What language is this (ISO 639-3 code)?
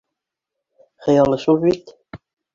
bak